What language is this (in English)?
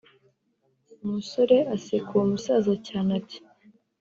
Kinyarwanda